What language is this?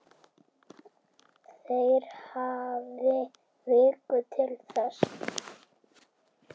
Icelandic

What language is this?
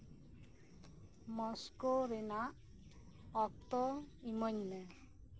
Santali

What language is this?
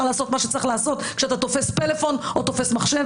Hebrew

